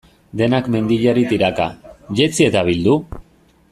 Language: Basque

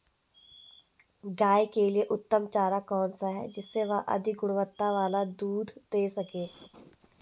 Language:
Hindi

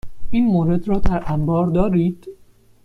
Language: Persian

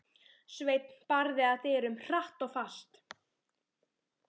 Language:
Icelandic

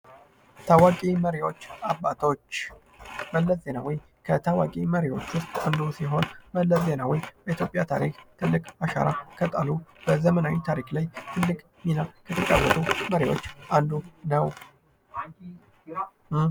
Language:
Amharic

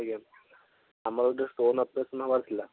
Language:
Odia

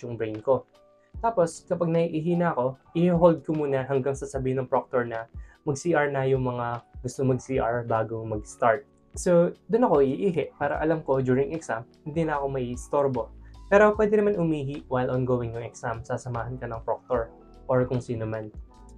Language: Filipino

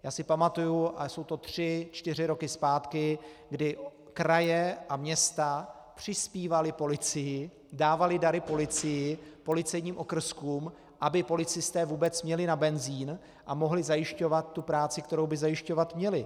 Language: Czech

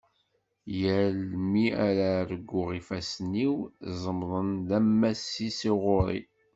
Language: Kabyle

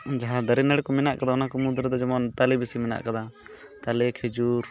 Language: Santali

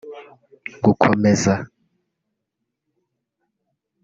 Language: Kinyarwanda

